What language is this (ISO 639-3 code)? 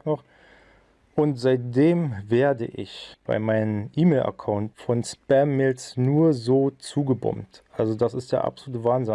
deu